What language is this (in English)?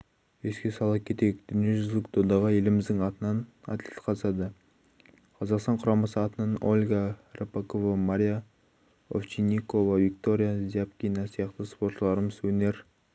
Kazakh